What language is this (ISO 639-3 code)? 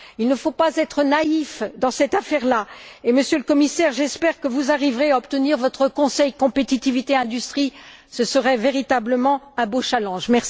fra